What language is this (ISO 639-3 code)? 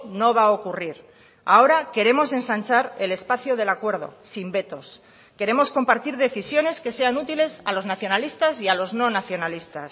spa